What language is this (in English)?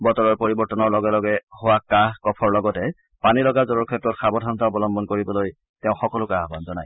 Assamese